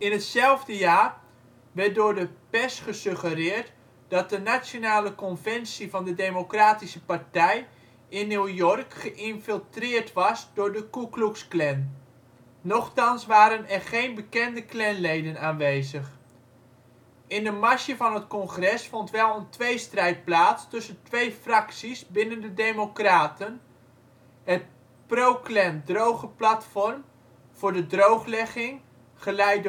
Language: Dutch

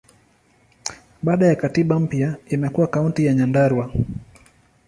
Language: Swahili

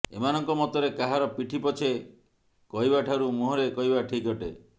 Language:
Odia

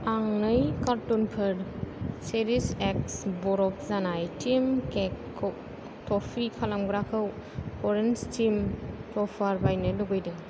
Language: Bodo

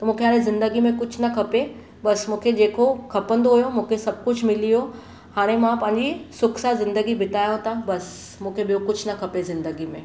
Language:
Sindhi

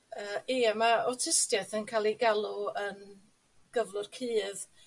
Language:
Welsh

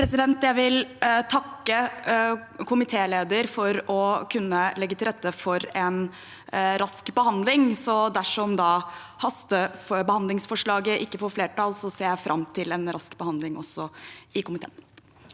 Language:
Norwegian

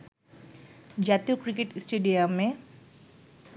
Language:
Bangla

